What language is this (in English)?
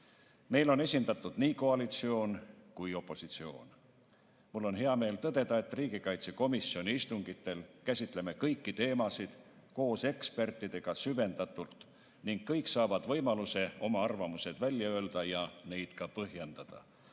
Estonian